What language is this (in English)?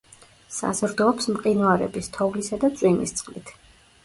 Georgian